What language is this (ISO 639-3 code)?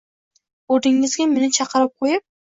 uzb